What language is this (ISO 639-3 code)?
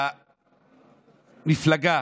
heb